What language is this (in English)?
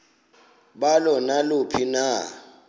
Xhosa